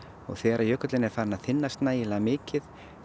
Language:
Icelandic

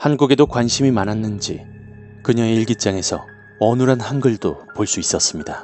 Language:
Korean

